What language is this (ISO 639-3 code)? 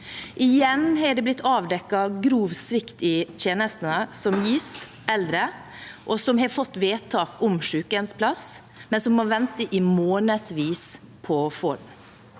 nor